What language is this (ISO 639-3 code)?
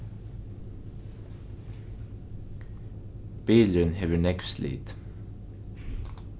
fao